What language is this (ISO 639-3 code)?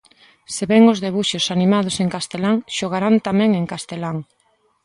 glg